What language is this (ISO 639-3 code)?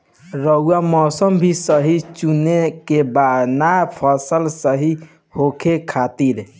bho